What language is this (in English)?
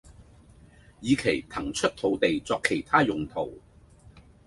Cantonese